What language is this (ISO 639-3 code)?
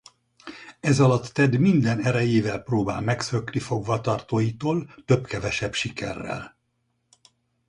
hun